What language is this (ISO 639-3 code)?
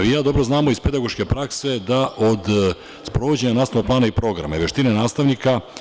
srp